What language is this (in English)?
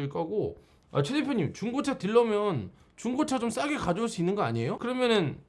Korean